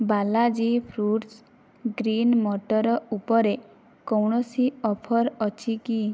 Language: Odia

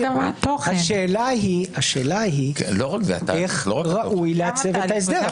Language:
Hebrew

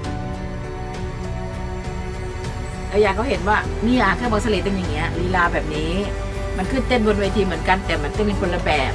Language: Thai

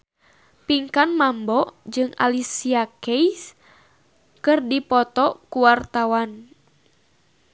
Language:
Sundanese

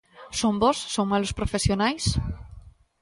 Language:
Galician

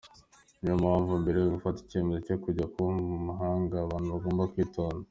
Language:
Kinyarwanda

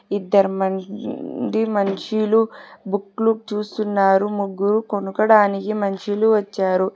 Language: Telugu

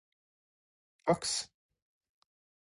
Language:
Norwegian Bokmål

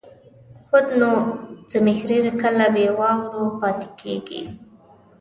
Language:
Pashto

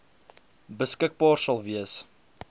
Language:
Afrikaans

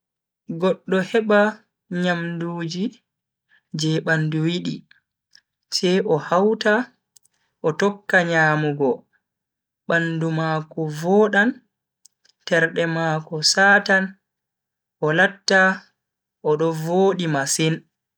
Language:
Bagirmi Fulfulde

